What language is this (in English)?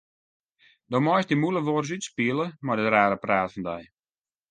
Western Frisian